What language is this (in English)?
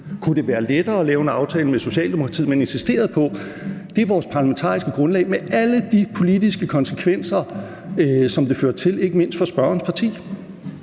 Danish